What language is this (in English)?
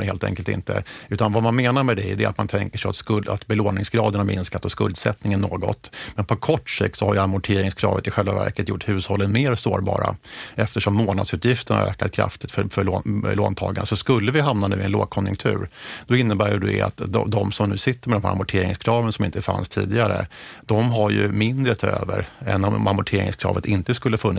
Swedish